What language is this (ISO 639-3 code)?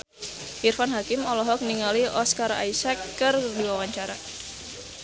sun